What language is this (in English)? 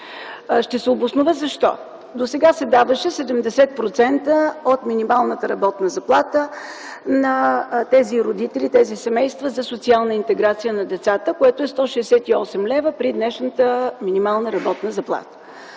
Bulgarian